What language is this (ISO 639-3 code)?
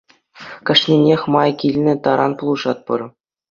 chv